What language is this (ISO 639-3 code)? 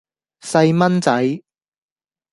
yue